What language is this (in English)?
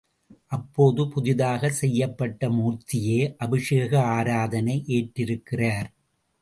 Tamil